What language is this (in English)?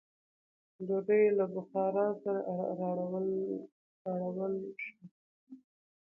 Pashto